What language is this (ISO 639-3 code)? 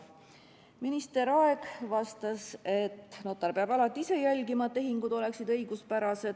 est